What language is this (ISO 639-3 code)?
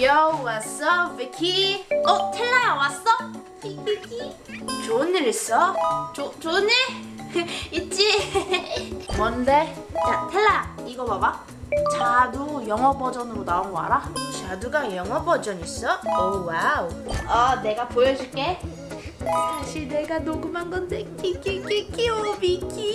kor